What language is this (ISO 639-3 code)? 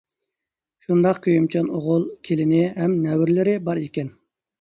uig